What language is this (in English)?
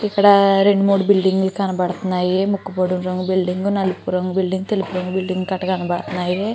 Telugu